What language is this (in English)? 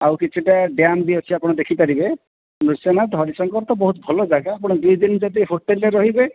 Odia